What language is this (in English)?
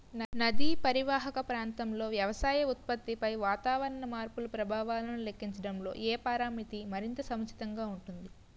Telugu